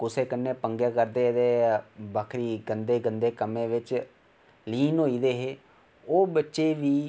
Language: Dogri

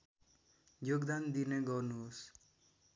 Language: Nepali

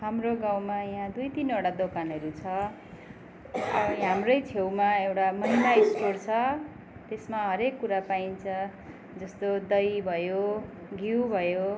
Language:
Nepali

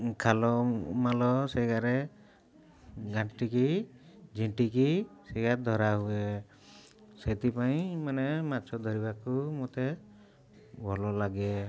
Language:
Odia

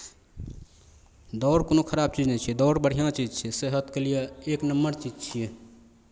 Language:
Maithili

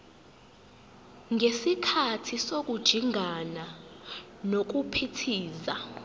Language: Zulu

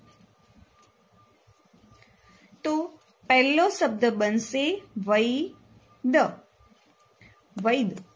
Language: Gujarati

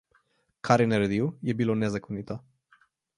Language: Slovenian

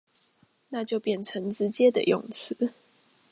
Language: Chinese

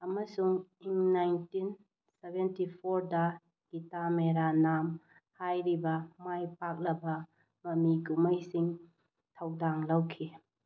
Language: Manipuri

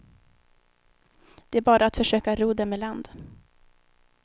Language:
Swedish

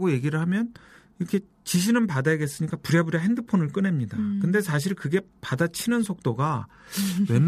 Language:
Korean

